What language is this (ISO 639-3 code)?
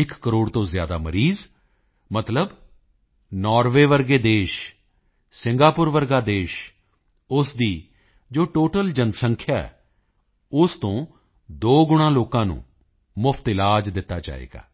pan